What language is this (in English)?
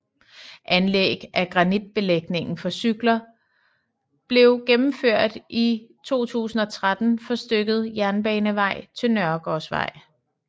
Danish